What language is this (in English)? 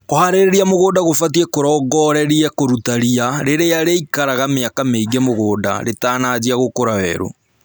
Kikuyu